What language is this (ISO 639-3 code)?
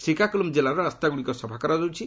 ori